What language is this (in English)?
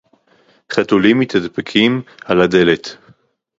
Hebrew